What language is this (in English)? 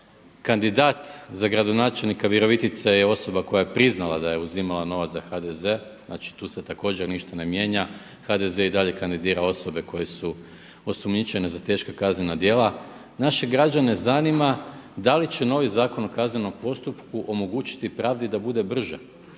Croatian